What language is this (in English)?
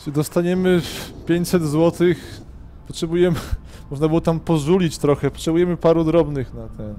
Polish